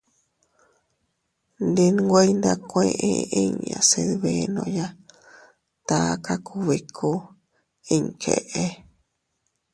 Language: Teutila Cuicatec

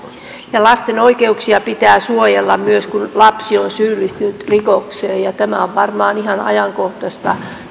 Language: Finnish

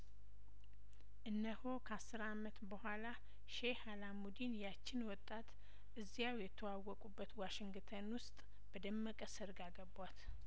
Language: Amharic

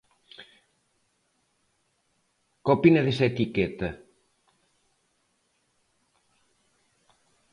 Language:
Galician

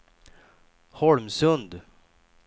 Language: Swedish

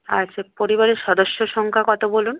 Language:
Bangla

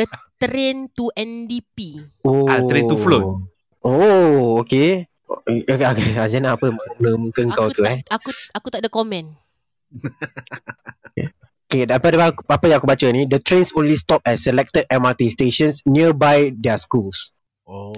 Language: Malay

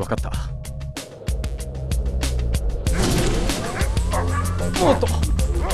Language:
Japanese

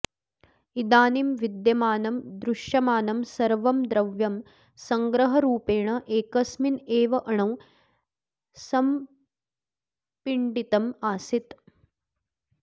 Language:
Sanskrit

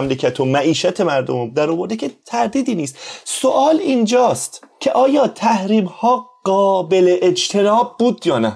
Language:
Persian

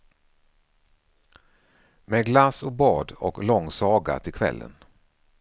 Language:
Swedish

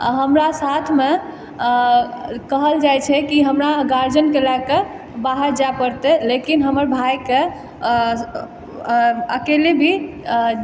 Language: Maithili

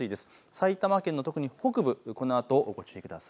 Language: Japanese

